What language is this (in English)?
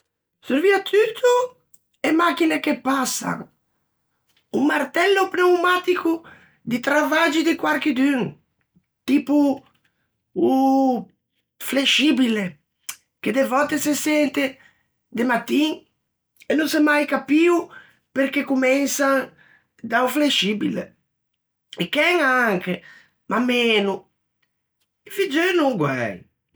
Ligurian